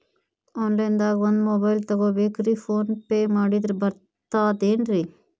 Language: Kannada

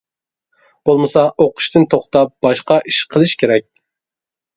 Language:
Uyghur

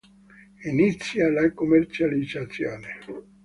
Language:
Italian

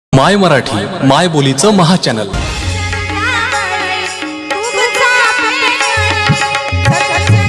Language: Marathi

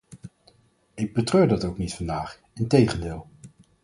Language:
Dutch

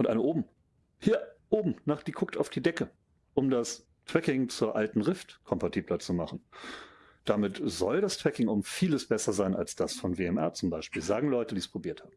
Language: German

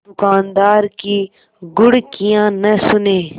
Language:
Hindi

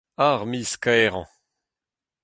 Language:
Breton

